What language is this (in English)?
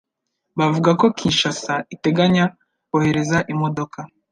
Kinyarwanda